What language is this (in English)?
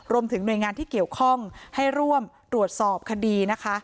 Thai